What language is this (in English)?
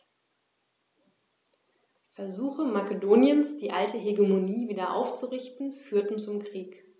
German